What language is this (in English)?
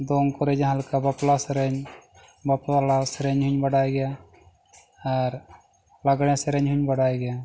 Santali